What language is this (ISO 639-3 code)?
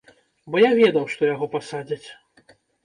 bel